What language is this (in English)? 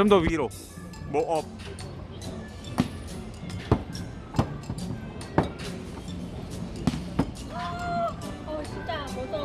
Korean